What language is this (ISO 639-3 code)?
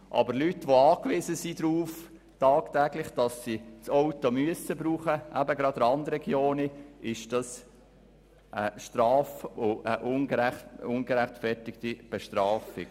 gsw